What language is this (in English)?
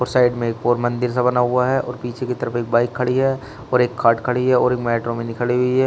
Hindi